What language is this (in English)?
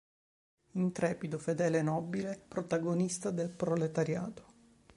Italian